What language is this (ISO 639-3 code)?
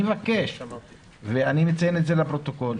heb